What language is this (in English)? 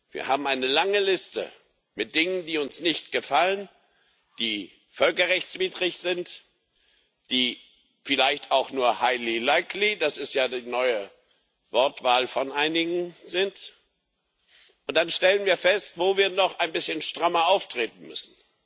German